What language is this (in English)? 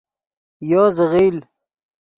Yidgha